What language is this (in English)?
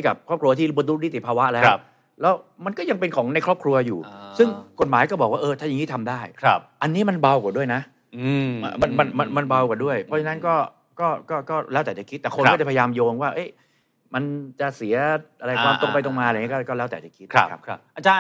Thai